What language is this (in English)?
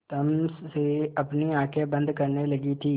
Hindi